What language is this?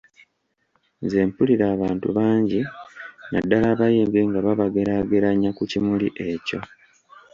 Ganda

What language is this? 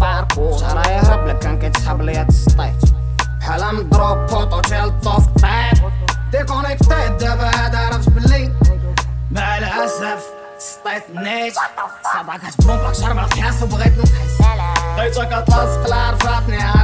Arabic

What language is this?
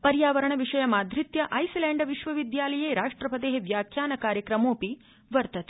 Sanskrit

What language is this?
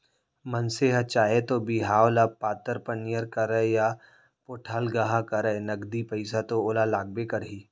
Chhattisgarhi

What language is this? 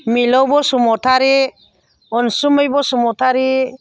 Bodo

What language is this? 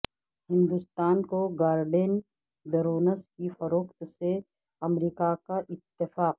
Urdu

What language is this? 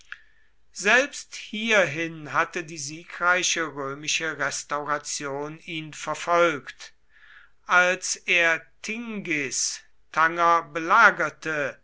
German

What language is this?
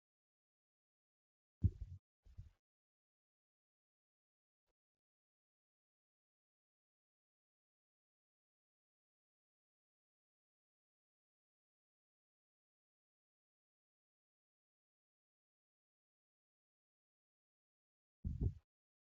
Oromo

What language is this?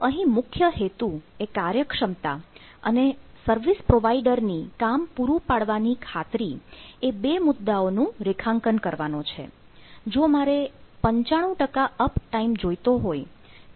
Gujarati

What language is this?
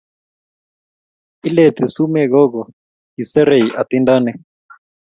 Kalenjin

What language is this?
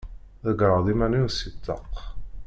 Kabyle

